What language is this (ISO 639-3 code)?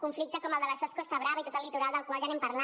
cat